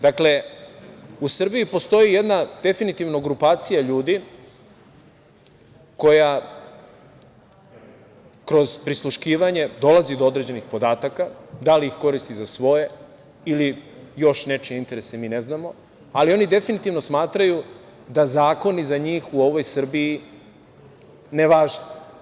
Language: Serbian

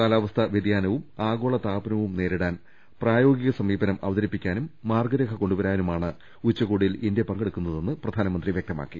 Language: Malayalam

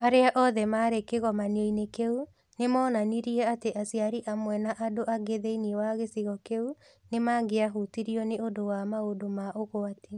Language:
Kikuyu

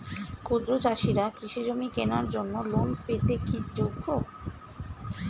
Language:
Bangla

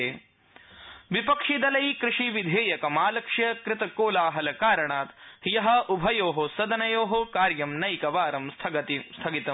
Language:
Sanskrit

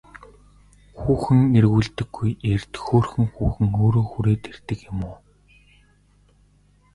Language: Mongolian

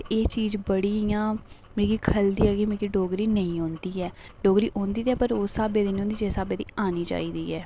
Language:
Dogri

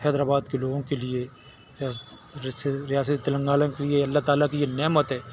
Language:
Urdu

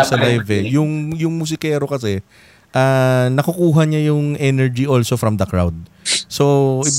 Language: Filipino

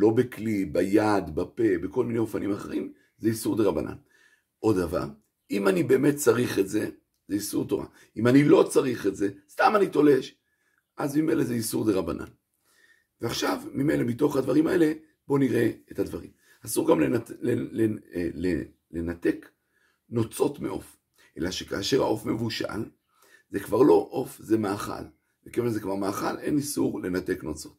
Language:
Hebrew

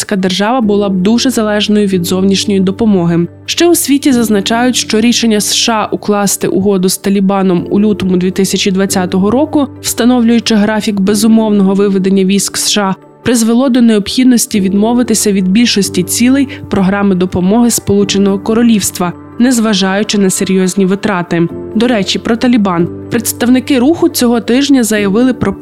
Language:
Ukrainian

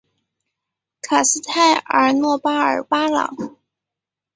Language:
Chinese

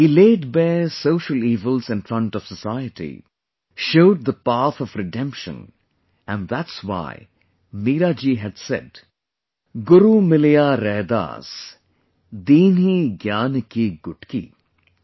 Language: English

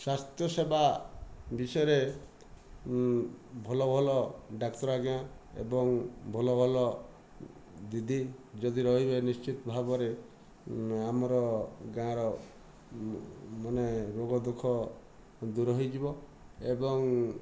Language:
Odia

